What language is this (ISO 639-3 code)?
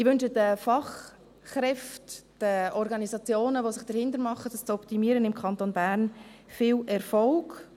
gsw